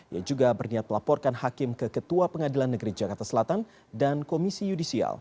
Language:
Indonesian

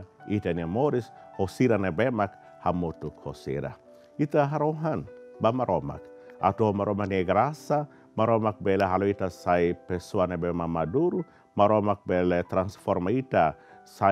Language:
Indonesian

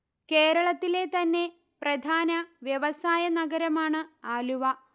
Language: Malayalam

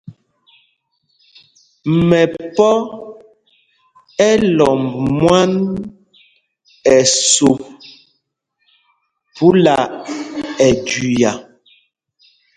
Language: Mpumpong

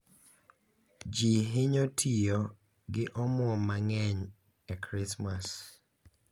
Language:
Luo (Kenya and Tanzania)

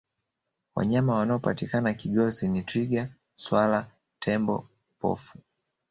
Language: Swahili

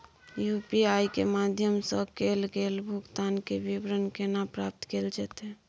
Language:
Maithili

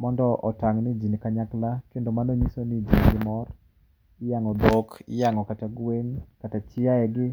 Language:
Luo (Kenya and Tanzania)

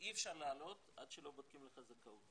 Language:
Hebrew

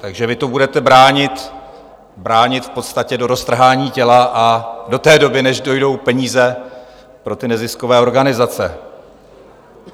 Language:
Czech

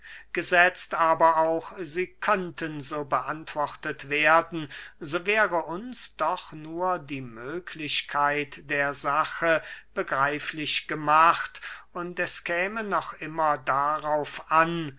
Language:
German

